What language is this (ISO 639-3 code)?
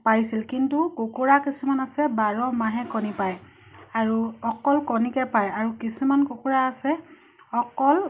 asm